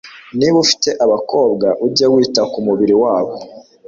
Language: Kinyarwanda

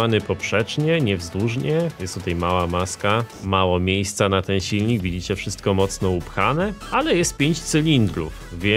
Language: Polish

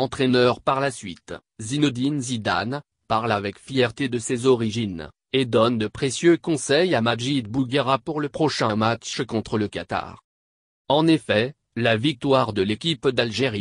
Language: French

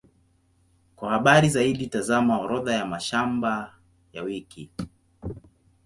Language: Swahili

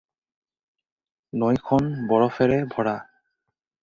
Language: Assamese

